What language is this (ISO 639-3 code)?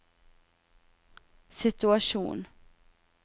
nor